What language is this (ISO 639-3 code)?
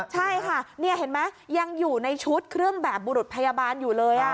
tha